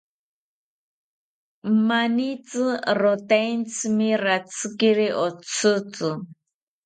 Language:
South Ucayali Ashéninka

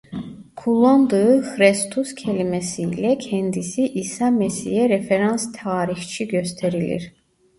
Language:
Turkish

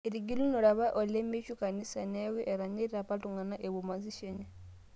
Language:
Masai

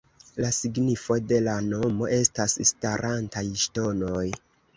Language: Esperanto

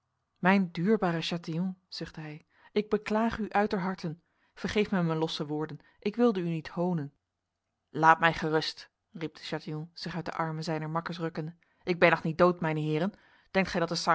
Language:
Dutch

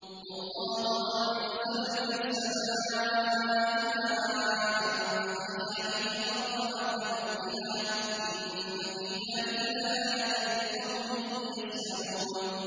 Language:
Arabic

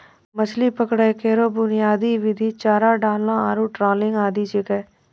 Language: Maithili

